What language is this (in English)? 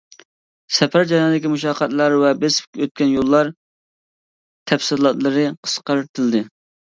Uyghur